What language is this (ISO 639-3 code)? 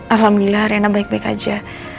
ind